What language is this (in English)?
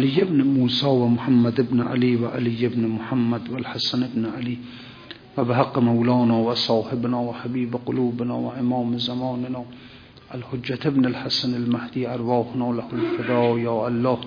Persian